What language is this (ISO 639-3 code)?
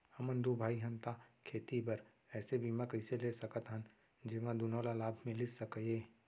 hne